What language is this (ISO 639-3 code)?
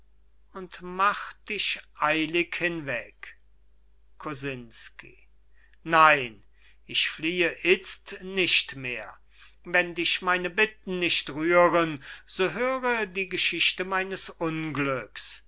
deu